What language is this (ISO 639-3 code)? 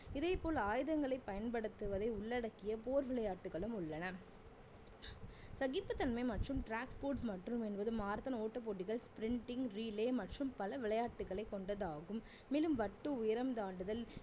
tam